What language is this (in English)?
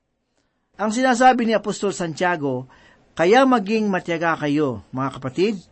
Filipino